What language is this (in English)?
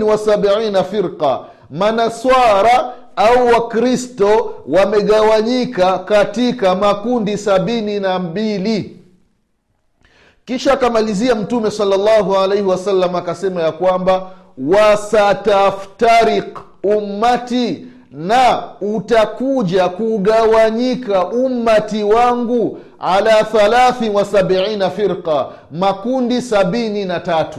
Swahili